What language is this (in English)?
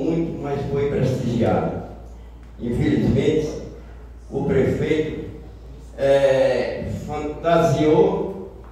Portuguese